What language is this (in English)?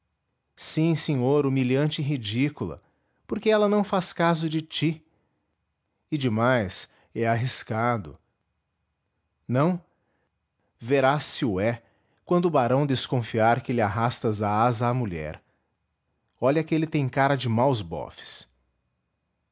Portuguese